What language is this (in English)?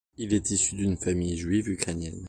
French